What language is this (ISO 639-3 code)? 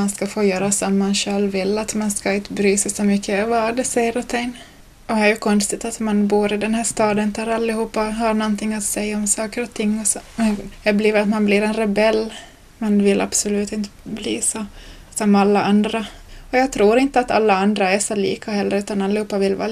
swe